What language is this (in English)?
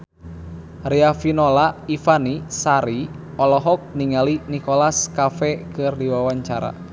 Sundanese